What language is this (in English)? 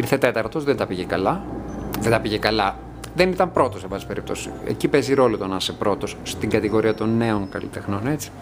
Greek